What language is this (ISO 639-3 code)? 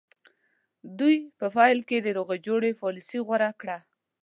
pus